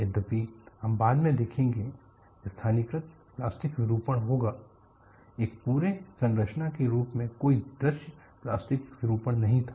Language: Hindi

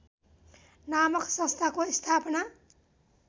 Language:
Nepali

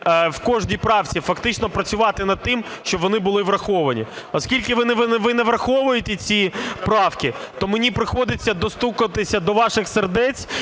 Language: Ukrainian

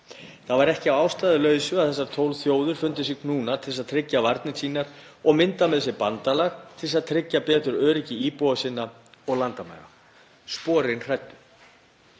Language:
Icelandic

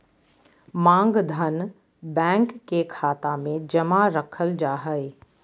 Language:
Magahi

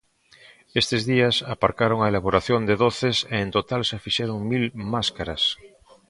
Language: Galician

